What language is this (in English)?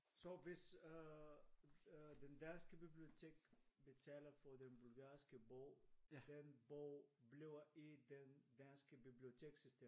Danish